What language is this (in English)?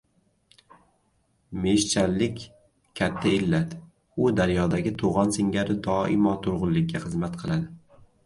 Uzbek